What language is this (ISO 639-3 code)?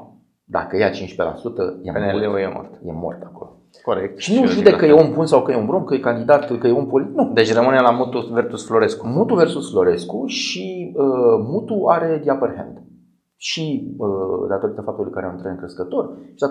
ron